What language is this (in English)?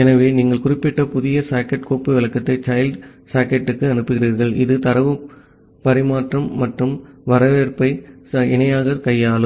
Tamil